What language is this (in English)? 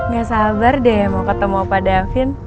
Indonesian